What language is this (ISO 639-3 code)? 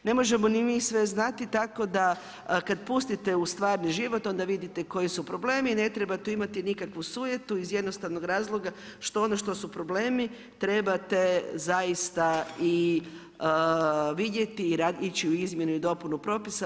hrv